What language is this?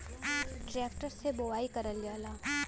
Bhojpuri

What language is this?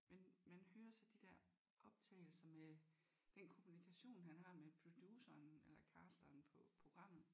Danish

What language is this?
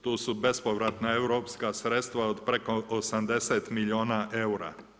Croatian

